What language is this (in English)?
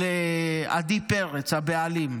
Hebrew